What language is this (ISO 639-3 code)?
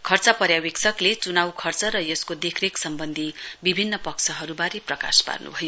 nep